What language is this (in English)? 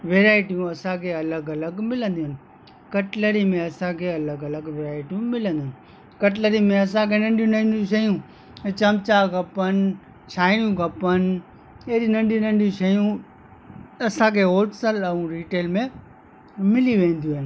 Sindhi